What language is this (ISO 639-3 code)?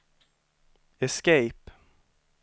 swe